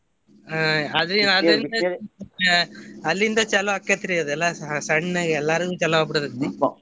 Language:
Kannada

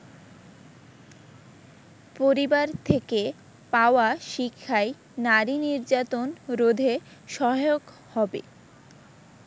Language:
Bangla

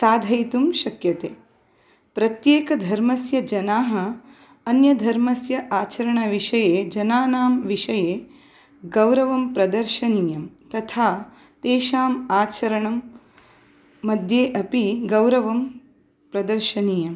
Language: Sanskrit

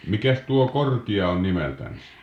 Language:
Finnish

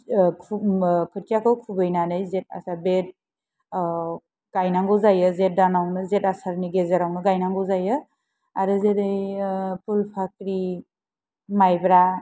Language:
Bodo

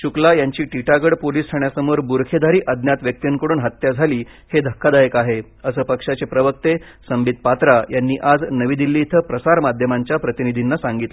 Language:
Marathi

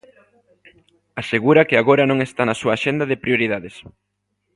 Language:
Galician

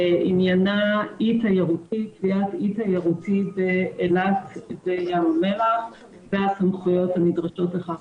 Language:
Hebrew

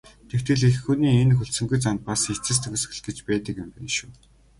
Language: Mongolian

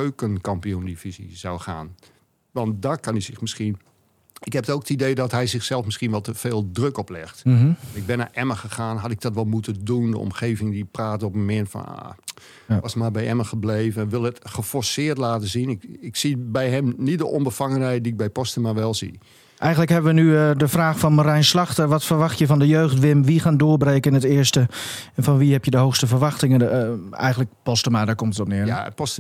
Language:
Dutch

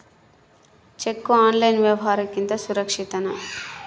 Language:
Kannada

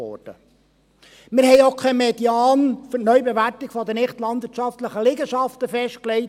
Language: Swiss German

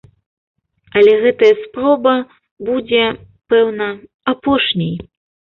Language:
Belarusian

